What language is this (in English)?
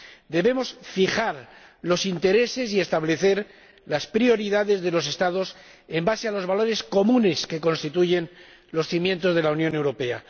Spanish